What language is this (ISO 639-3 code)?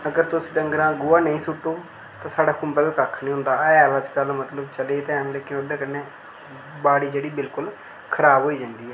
doi